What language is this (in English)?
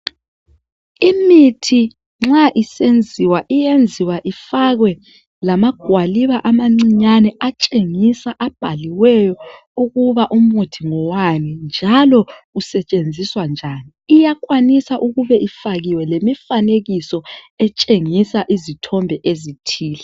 North Ndebele